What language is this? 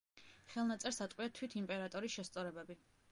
Georgian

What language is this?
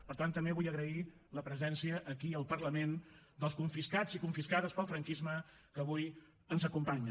Catalan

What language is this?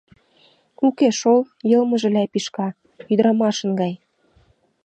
Mari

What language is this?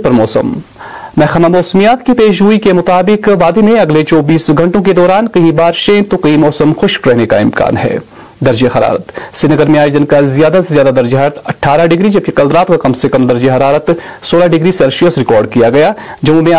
Urdu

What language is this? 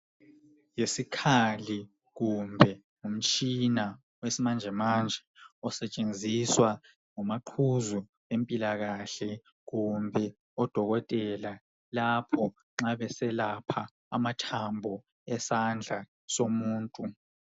North Ndebele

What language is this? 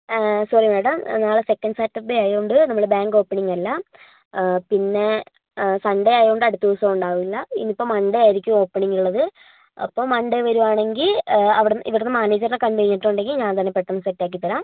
Malayalam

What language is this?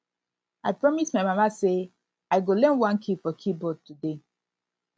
Nigerian Pidgin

